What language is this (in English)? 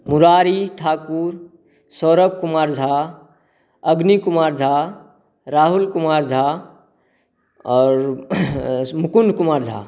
Maithili